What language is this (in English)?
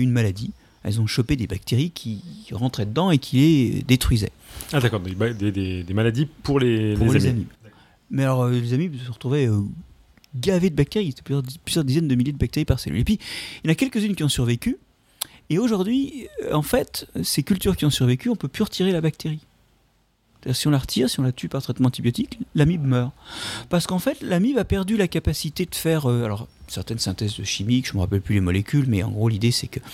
French